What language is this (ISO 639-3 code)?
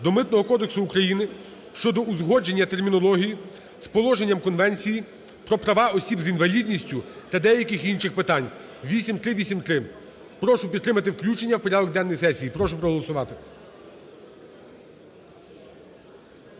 ukr